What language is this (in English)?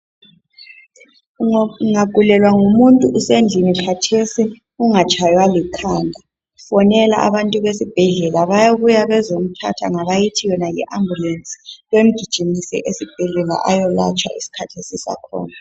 North Ndebele